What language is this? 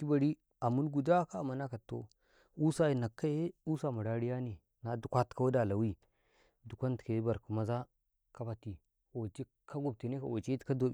Karekare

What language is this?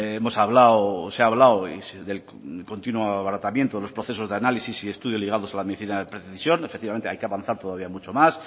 Spanish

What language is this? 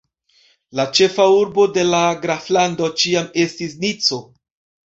Esperanto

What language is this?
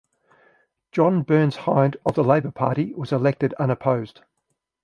English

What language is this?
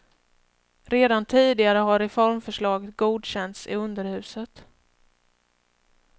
Swedish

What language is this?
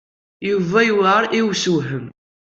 Kabyle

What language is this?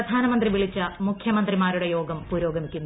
Malayalam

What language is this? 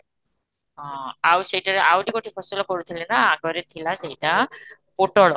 Odia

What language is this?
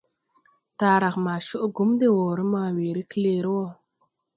Tupuri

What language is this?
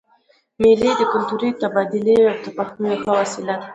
Pashto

